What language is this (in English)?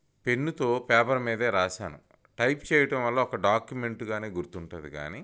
Telugu